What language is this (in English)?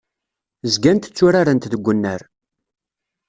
Kabyle